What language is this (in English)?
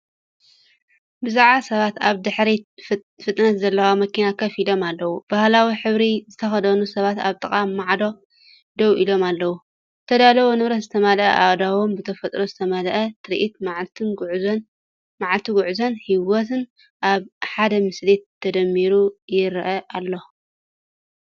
Tigrinya